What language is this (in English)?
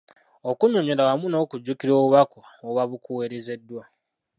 Ganda